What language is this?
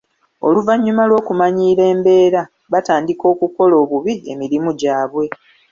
Ganda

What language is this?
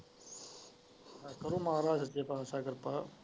Punjabi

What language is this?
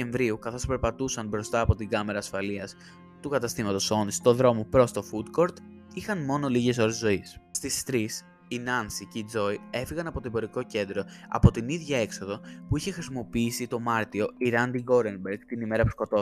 Greek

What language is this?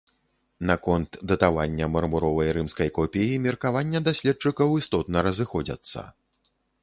Belarusian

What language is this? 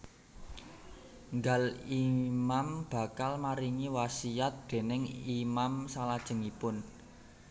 Javanese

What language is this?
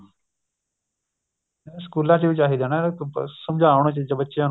Punjabi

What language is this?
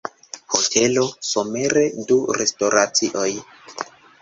Esperanto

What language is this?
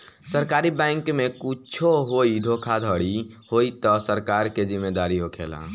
Bhojpuri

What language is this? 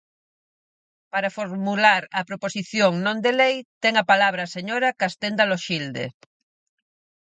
Galician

